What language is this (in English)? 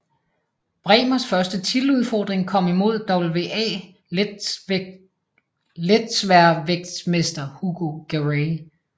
Danish